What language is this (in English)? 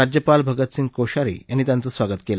Marathi